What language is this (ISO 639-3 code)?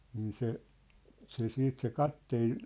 fin